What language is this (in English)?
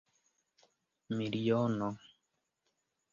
Esperanto